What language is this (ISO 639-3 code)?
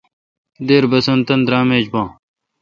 xka